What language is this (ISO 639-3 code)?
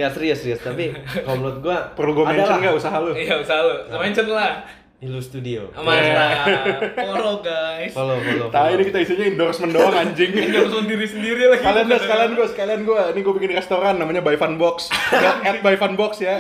ind